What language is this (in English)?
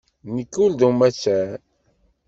Kabyle